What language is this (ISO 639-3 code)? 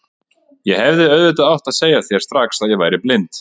isl